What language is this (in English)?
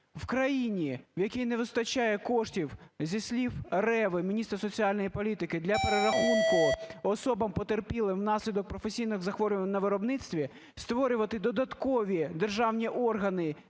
Ukrainian